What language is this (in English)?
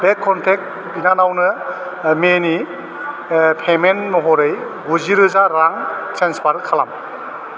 Bodo